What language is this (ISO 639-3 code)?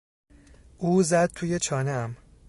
fas